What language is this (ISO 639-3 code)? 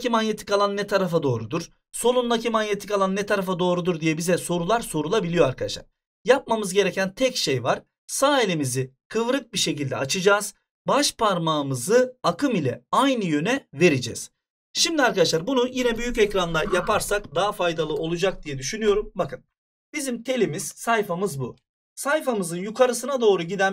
tur